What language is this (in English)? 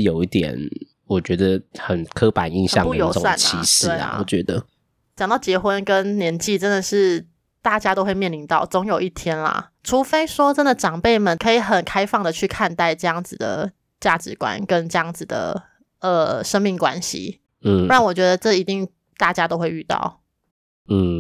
Chinese